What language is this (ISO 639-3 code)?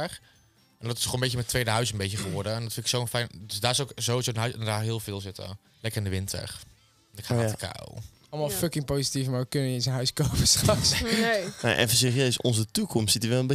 nld